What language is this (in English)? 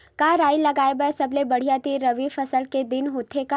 Chhattisgarhi